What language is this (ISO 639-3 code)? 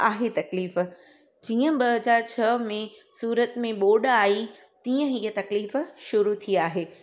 snd